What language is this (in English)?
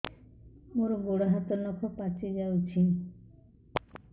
Odia